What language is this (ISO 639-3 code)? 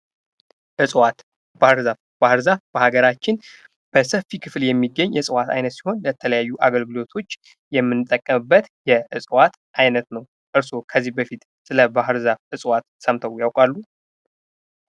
amh